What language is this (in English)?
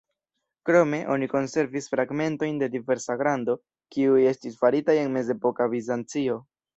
Esperanto